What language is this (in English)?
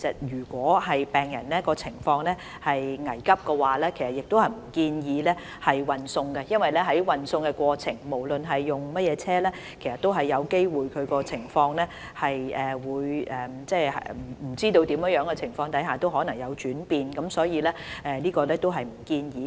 Cantonese